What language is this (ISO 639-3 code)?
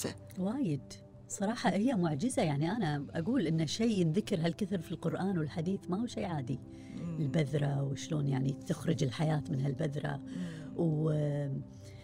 ara